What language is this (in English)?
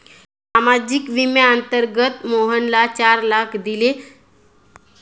Marathi